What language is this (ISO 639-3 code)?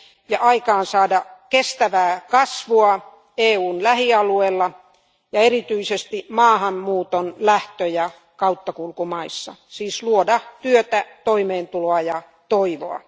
fin